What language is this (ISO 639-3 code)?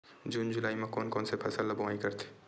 hne